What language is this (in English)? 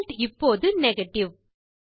Tamil